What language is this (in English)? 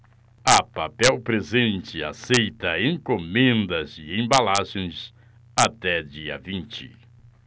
Portuguese